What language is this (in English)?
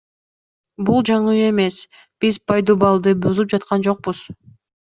Kyrgyz